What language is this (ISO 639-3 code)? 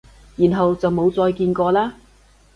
yue